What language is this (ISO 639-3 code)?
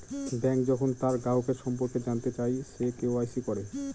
ben